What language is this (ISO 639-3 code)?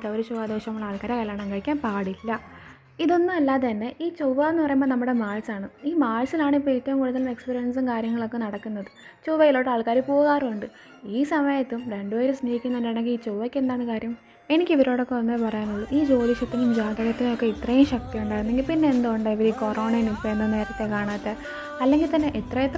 mal